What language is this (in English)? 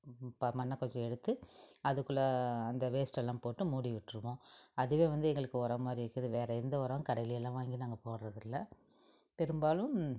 Tamil